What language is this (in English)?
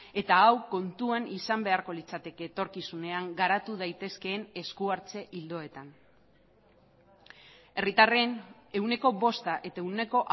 Basque